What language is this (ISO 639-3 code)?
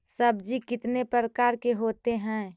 mag